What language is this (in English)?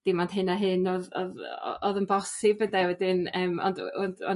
Welsh